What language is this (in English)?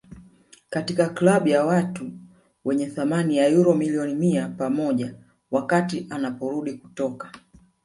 Swahili